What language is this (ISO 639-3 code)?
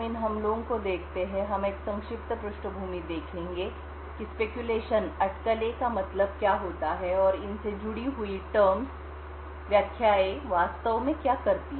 hin